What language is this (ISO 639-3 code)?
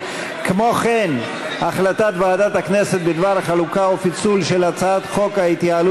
heb